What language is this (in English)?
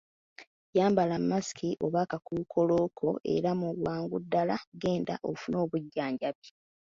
Ganda